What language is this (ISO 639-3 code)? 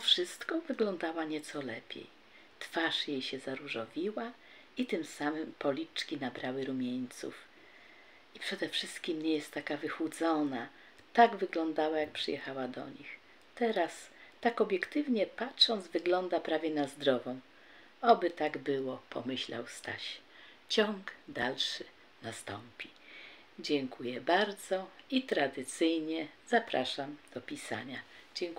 pol